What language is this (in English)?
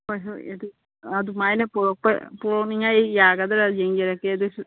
Manipuri